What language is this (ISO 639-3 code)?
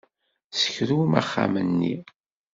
kab